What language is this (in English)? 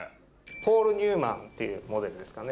Japanese